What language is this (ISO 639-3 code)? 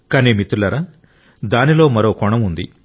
tel